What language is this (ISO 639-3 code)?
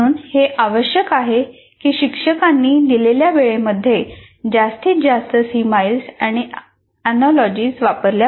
mar